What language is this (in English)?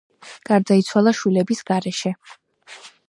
Georgian